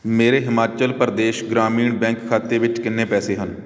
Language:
Punjabi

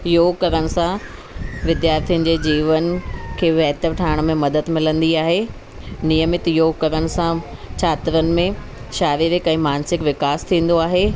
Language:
Sindhi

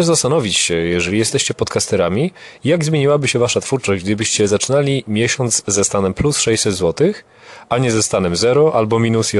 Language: Polish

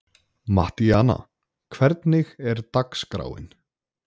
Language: Icelandic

